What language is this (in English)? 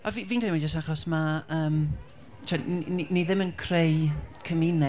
Welsh